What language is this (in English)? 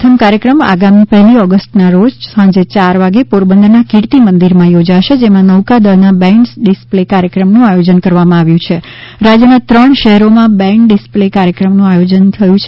Gujarati